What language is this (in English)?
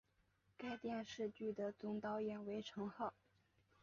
Chinese